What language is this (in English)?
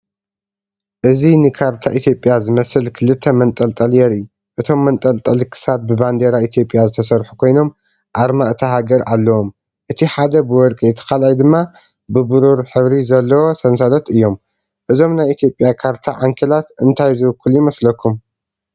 Tigrinya